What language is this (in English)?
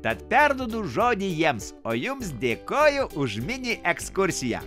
Lithuanian